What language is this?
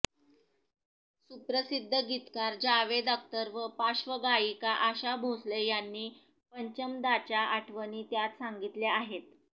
Marathi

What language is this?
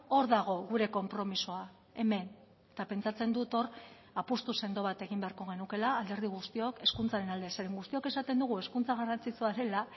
Basque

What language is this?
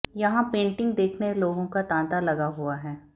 Hindi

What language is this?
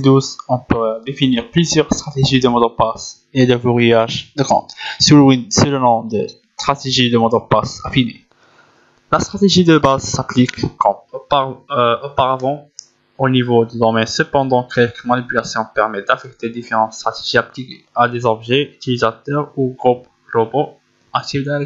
French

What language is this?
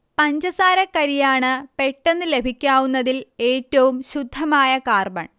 Malayalam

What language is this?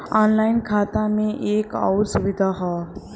Bhojpuri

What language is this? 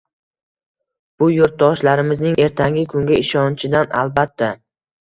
Uzbek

